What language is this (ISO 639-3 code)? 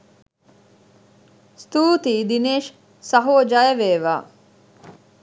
sin